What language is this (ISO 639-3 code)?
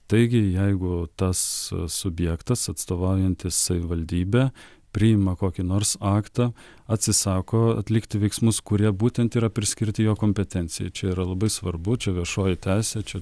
lit